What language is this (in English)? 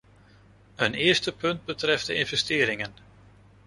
Dutch